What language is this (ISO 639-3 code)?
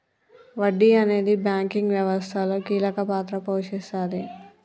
tel